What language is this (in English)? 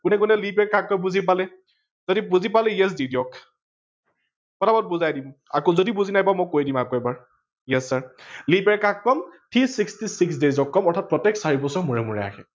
Assamese